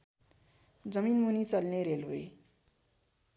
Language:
Nepali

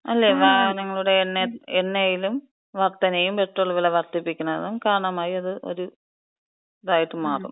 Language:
Malayalam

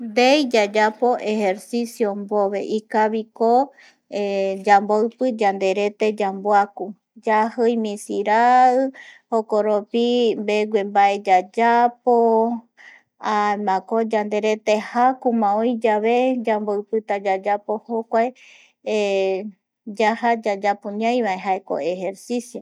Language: Eastern Bolivian Guaraní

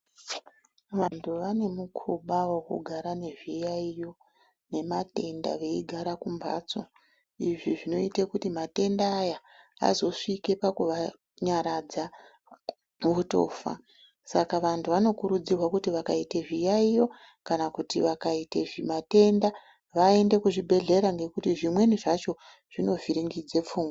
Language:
Ndau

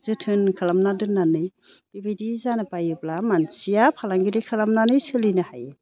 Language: Bodo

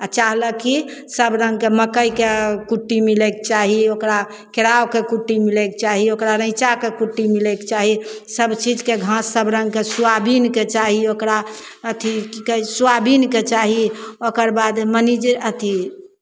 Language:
Maithili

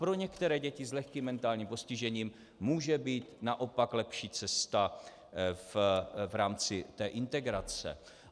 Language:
Czech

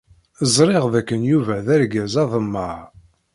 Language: Kabyle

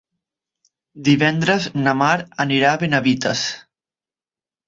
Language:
Catalan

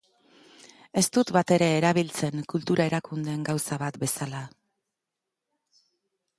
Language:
Basque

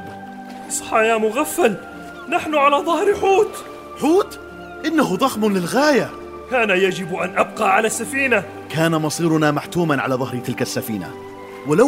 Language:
Arabic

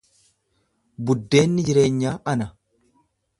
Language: Oromo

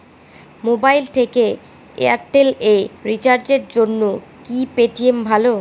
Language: Bangla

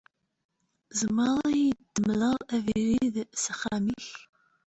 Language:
Kabyle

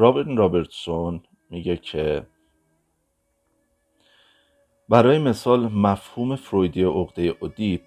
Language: Persian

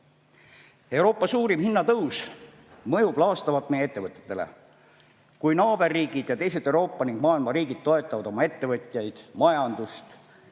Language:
Estonian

